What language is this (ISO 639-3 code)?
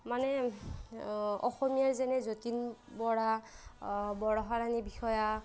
asm